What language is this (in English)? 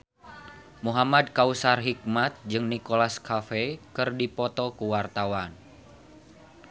Sundanese